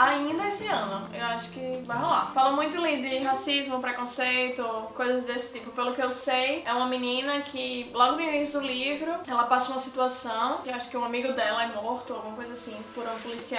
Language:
Portuguese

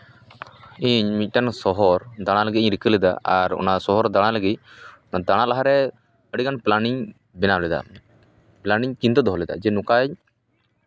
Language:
Santali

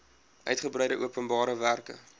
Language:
Afrikaans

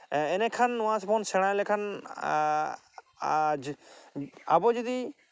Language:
Santali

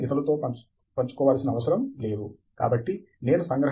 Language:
Telugu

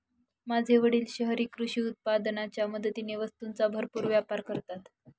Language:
Marathi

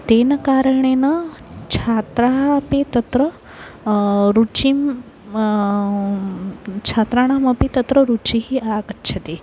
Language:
Sanskrit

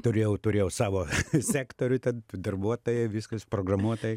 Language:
Lithuanian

